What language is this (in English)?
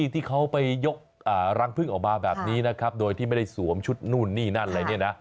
Thai